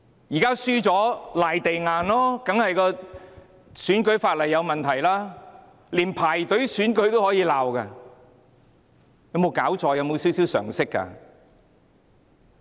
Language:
Cantonese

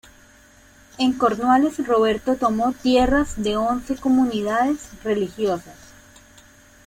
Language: Spanish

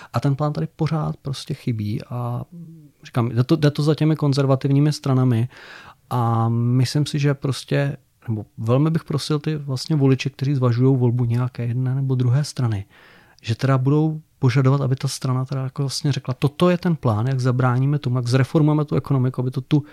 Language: Czech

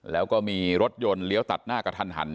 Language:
Thai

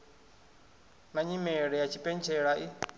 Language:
Venda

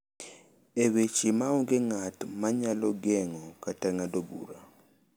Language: Luo (Kenya and Tanzania)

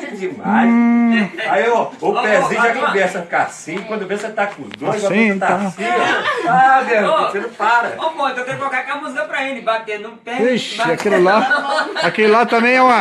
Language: Portuguese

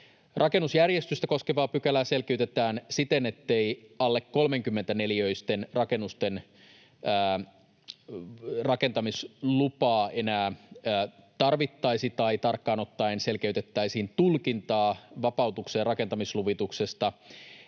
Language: Finnish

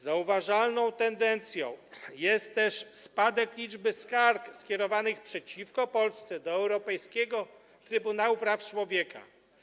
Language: Polish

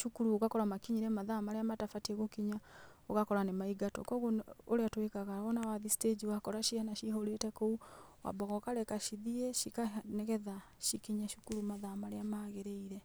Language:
Kikuyu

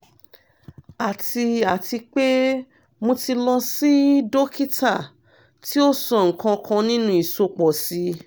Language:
Yoruba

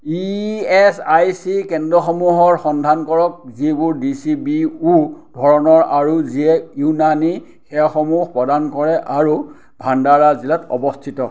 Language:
Assamese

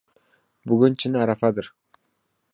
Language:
Uzbek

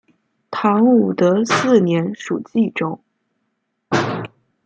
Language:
Chinese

